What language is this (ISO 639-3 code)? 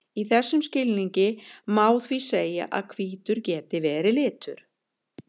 isl